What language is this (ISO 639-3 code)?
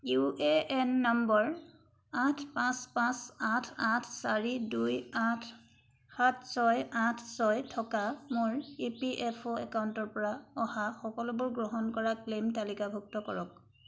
asm